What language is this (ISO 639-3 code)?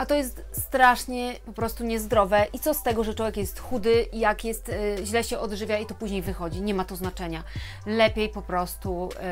pol